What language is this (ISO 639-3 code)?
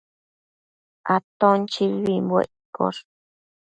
mcf